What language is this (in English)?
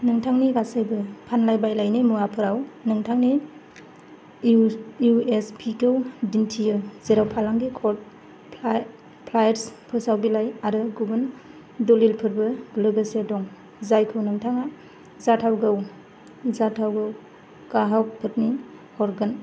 Bodo